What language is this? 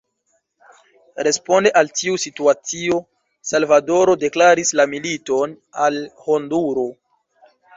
Esperanto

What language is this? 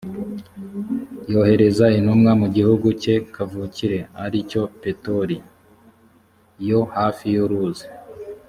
Kinyarwanda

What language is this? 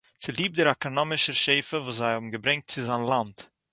Yiddish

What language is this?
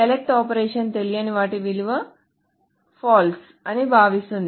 Telugu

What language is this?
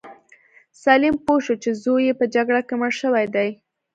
Pashto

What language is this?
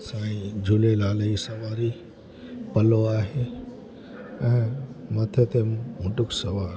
Sindhi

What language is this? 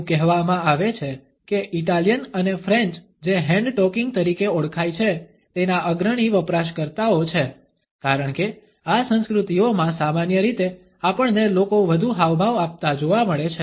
Gujarati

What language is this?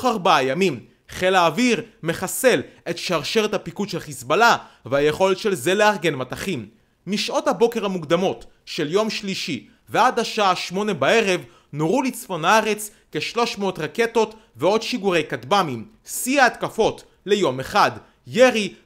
Hebrew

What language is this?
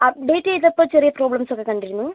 Malayalam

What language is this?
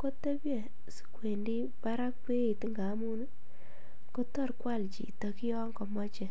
Kalenjin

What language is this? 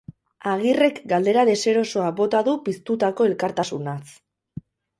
Basque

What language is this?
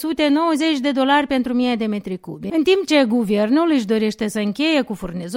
Romanian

